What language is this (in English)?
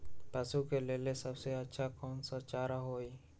Magahi